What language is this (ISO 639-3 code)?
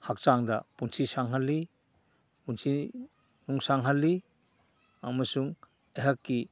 mni